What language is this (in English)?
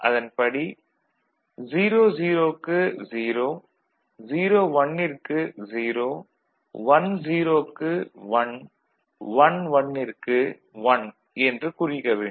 Tamil